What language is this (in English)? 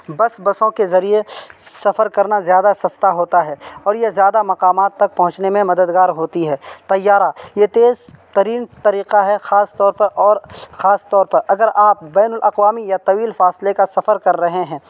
Urdu